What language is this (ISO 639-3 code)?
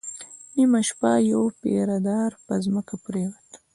pus